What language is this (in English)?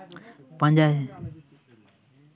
Santali